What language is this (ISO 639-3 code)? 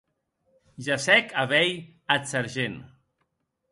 oci